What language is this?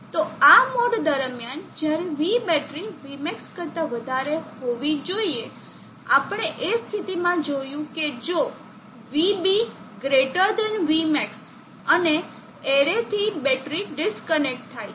Gujarati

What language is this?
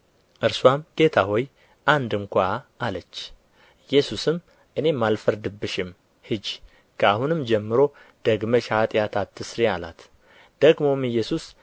Amharic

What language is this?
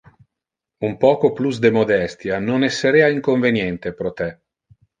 Interlingua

